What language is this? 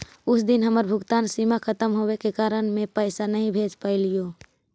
Magahi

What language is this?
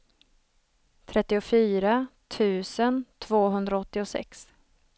Swedish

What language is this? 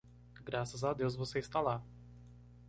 Portuguese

